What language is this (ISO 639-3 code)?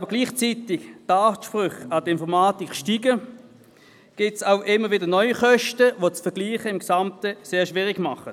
gsw